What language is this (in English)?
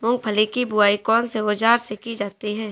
Hindi